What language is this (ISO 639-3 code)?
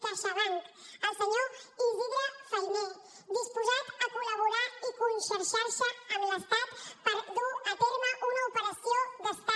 cat